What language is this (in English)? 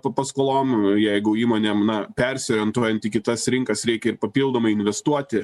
Lithuanian